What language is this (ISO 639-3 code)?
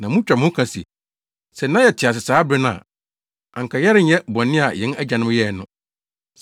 aka